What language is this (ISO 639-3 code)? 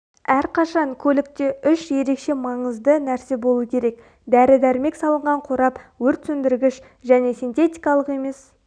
kaz